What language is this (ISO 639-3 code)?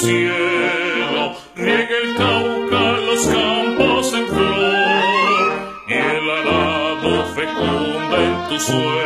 ces